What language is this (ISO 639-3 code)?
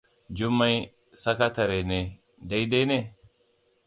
hau